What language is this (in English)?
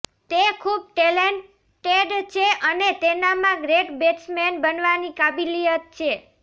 Gujarati